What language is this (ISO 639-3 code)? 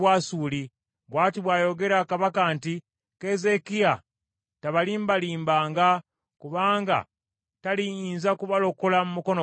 lug